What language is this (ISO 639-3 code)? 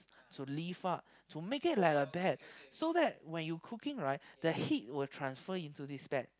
eng